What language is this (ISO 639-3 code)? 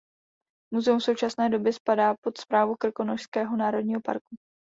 ces